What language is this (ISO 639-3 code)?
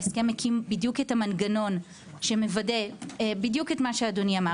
heb